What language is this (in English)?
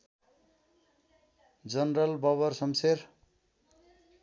Nepali